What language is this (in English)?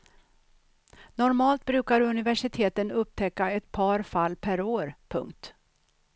Swedish